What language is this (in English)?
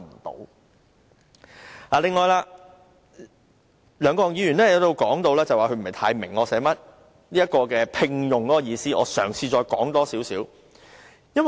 Cantonese